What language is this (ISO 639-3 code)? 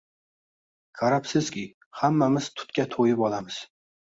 uzb